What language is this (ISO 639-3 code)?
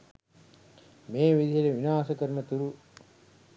sin